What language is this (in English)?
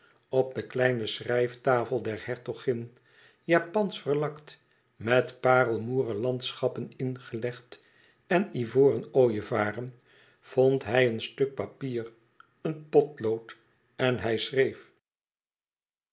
Dutch